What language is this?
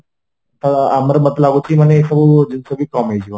Odia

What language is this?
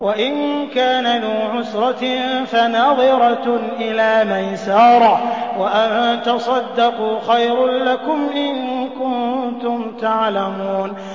Arabic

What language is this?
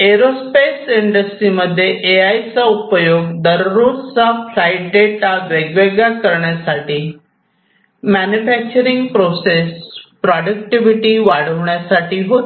Marathi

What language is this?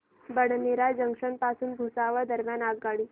Marathi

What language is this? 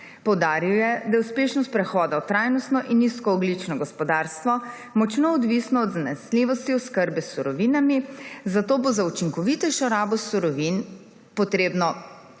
Slovenian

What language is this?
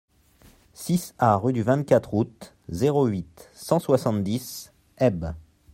French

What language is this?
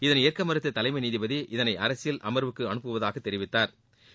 Tamil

